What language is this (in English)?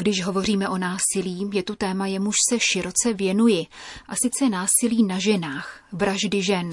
Czech